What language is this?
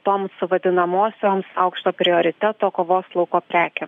Lithuanian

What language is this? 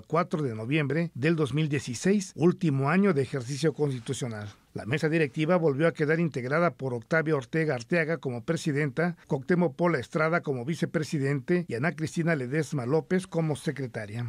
Spanish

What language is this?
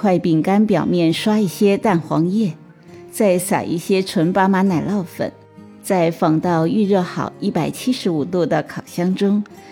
Chinese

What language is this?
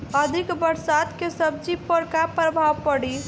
Bhojpuri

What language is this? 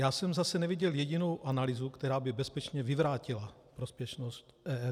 Czech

